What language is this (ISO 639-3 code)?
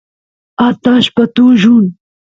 qus